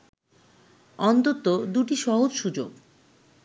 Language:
Bangla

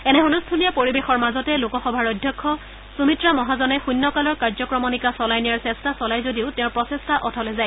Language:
Assamese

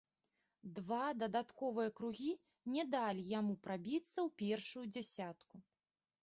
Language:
Belarusian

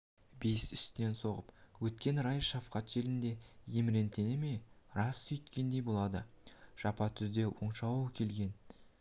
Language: Kazakh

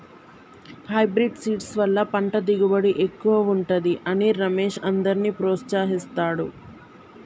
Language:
Telugu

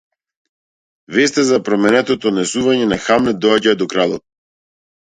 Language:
Macedonian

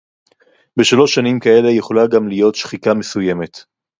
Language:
Hebrew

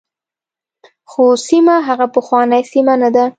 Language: Pashto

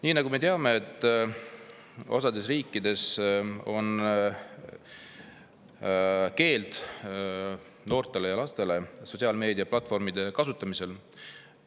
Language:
Estonian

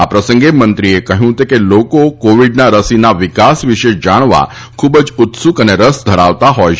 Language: Gujarati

